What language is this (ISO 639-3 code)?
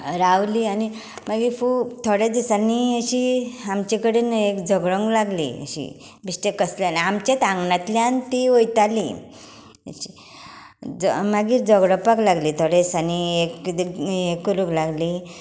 kok